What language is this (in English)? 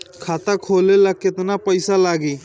Bhojpuri